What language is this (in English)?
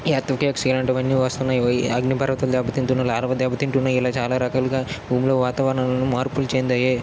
Telugu